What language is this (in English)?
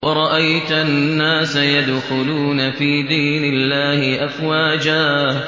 Arabic